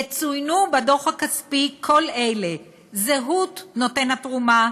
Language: Hebrew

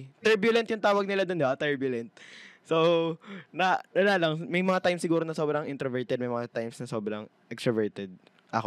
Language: Filipino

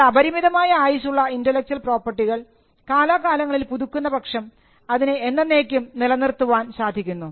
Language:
Malayalam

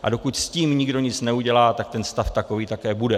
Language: Czech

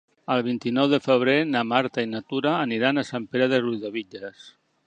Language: Catalan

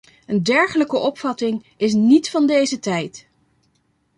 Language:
Dutch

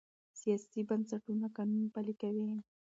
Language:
Pashto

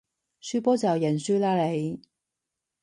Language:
Cantonese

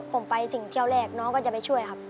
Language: Thai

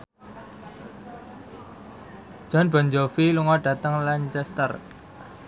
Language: Javanese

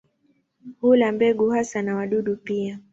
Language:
Swahili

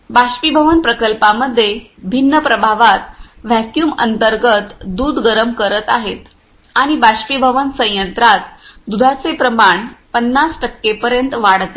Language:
Marathi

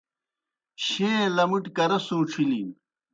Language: Kohistani Shina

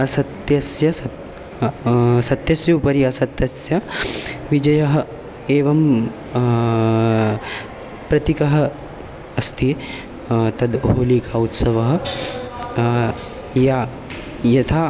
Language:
Sanskrit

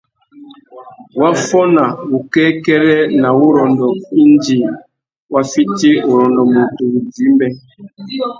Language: Tuki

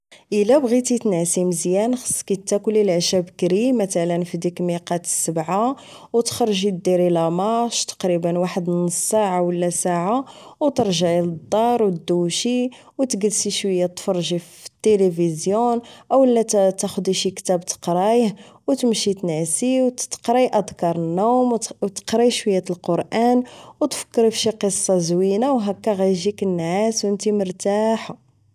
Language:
Moroccan Arabic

